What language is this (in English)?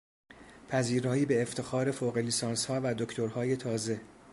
Persian